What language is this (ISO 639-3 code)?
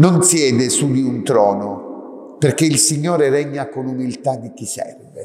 ita